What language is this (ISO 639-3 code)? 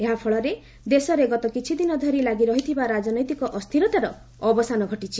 ori